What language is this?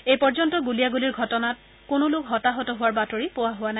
Assamese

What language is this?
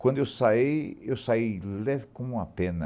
Portuguese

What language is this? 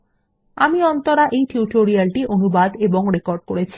Bangla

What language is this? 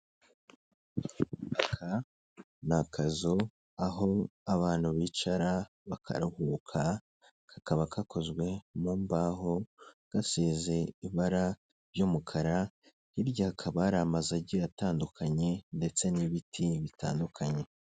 Kinyarwanda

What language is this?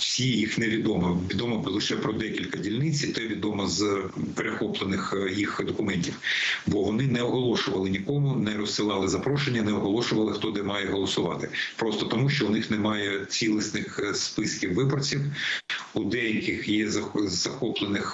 Ukrainian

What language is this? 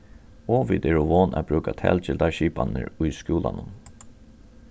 Faroese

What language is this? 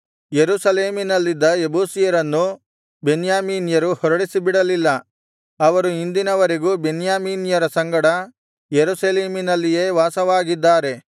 Kannada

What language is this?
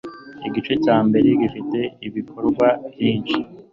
Kinyarwanda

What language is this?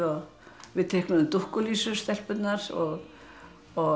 Icelandic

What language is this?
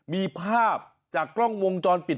Thai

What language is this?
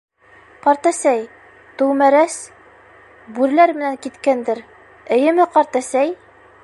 Bashkir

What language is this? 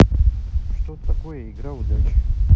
Russian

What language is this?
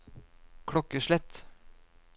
Norwegian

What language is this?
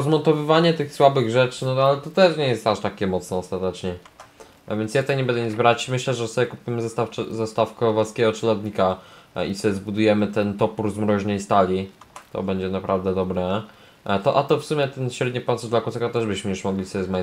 Polish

